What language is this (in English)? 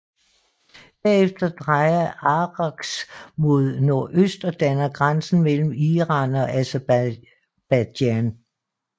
Danish